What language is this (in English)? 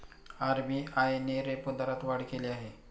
Marathi